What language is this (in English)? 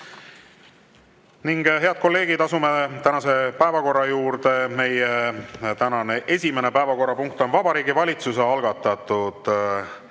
Estonian